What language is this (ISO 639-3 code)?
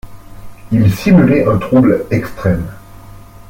fra